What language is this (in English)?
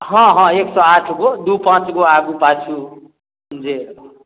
Maithili